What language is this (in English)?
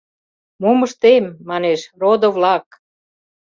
Mari